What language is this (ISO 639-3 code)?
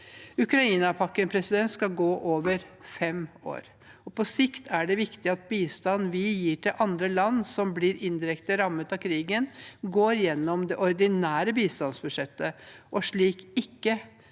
nor